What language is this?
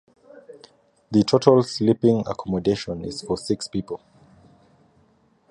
English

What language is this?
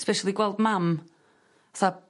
Welsh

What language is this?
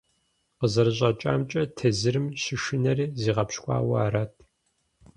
Kabardian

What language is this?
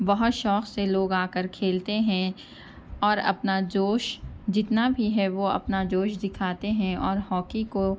Urdu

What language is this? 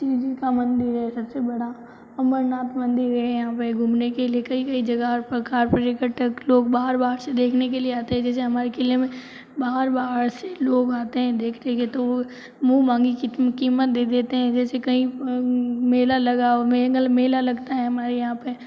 Hindi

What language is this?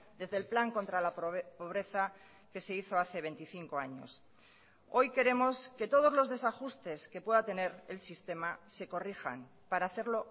Spanish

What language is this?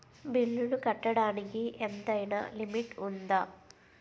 Telugu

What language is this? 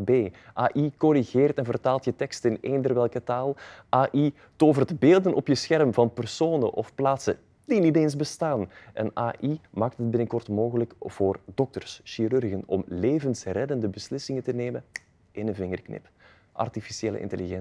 Dutch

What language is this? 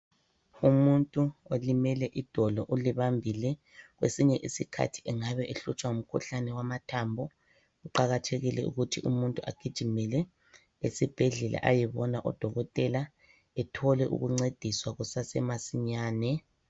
North Ndebele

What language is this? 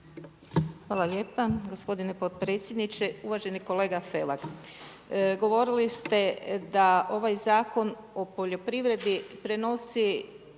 Croatian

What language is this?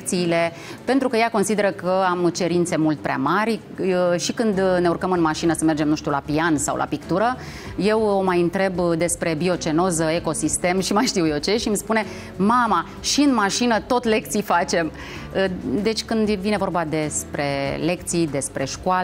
Romanian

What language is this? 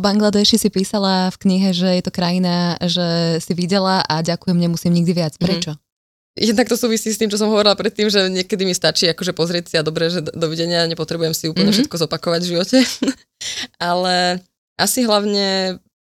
Slovak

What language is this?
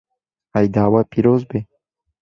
Kurdish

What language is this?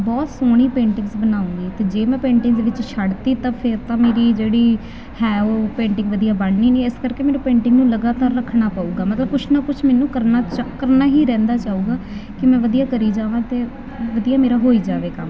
Punjabi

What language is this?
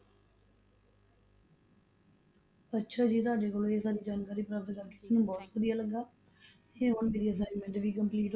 Punjabi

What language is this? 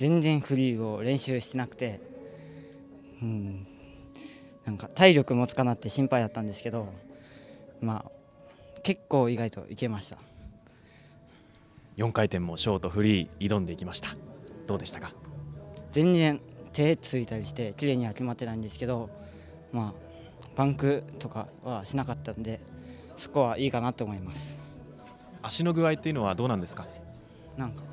Japanese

